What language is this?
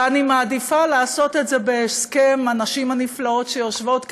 Hebrew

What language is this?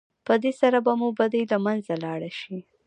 Pashto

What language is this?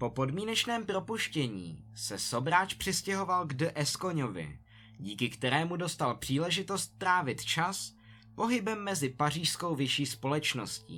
Czech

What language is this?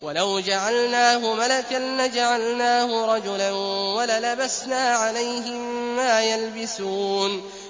Arabic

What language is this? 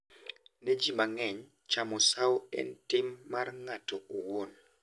Luo (Kenya and Tanzania)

